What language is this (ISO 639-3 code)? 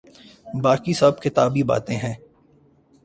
urd